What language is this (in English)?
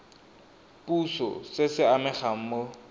Tswana